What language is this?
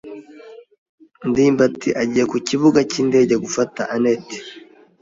Kinyarwanda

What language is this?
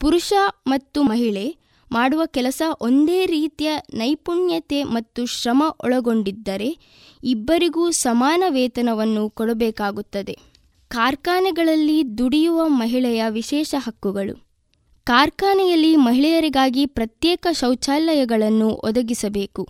Kannada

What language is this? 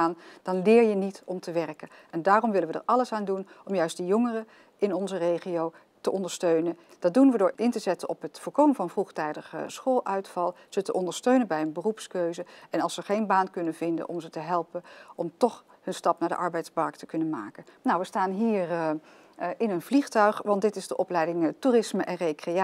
Dutch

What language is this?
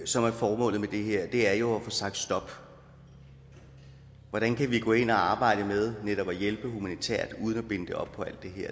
Danish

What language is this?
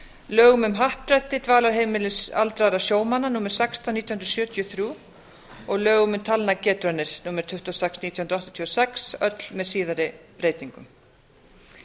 Icelandic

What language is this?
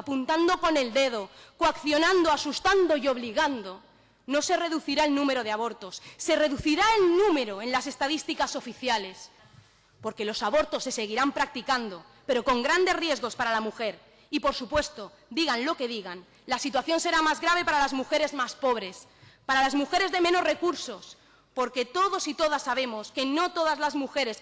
Spanish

